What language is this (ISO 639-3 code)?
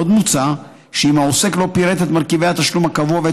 heb